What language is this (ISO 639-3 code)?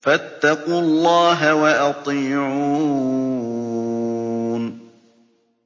ara